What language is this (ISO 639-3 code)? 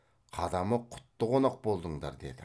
kaz